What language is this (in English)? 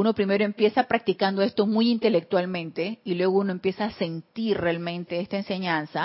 Spanish